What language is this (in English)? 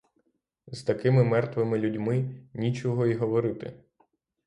Ukrainian